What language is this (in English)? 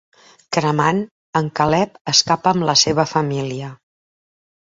Catalan